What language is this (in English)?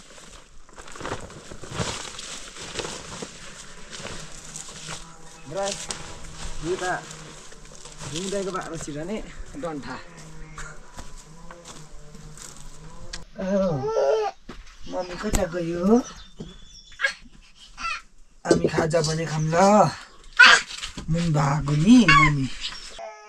Arabic